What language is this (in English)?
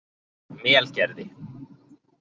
Icelandic